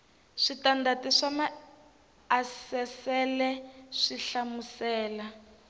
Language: Tsonga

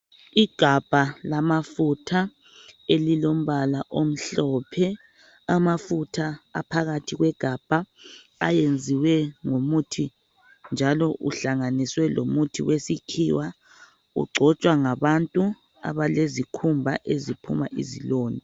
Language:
North Ndebele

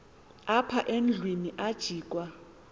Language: Xhosa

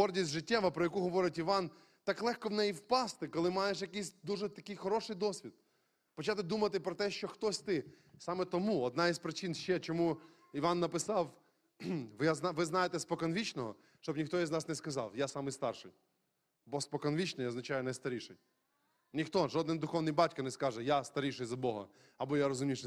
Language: Ukrainian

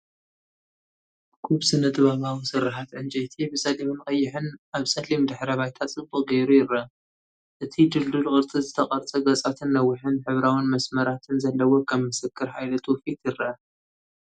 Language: Tigrinya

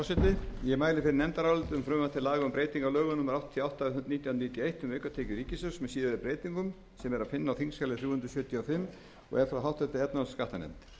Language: Icelandic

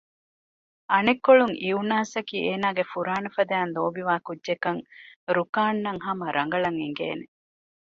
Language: Divehi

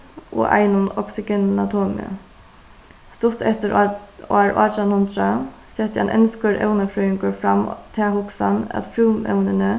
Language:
Faroese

